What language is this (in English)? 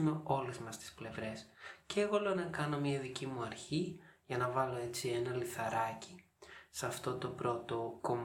Greek